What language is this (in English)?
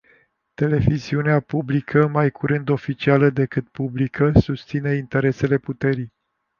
Romanian